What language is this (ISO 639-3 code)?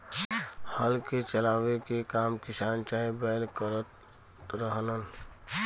bho